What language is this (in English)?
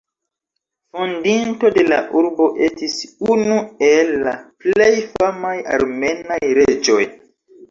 Esperanto